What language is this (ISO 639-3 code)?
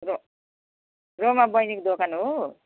nep